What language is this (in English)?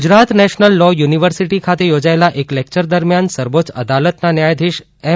Gujarati